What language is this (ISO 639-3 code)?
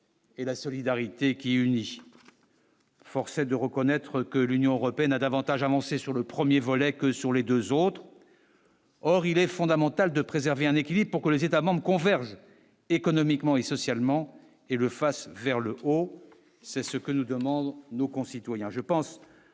fra